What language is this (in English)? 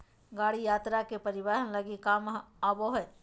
Magahi